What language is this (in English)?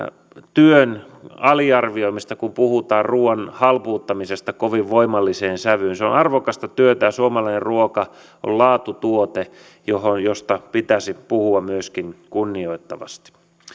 Finnish